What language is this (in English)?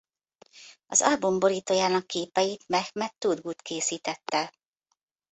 Hungarian